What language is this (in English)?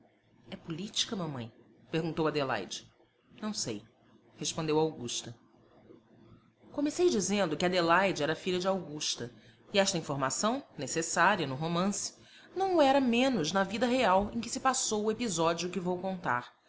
Portuguese